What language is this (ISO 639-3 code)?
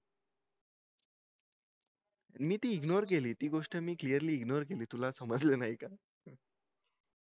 mar